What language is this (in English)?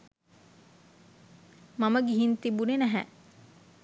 Sinhala